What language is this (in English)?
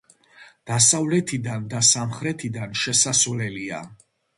Georgian